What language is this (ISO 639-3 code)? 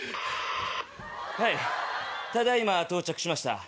jpn